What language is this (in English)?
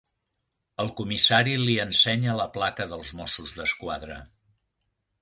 Catalan